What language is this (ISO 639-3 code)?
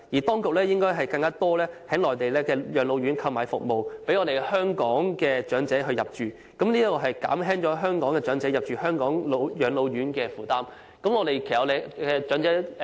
yue